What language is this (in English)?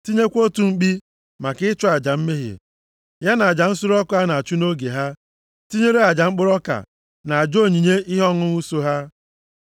Igbo